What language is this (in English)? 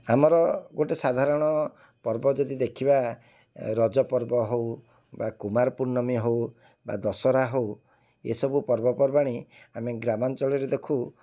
Odia